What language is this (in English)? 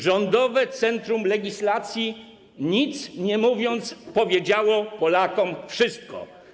Polish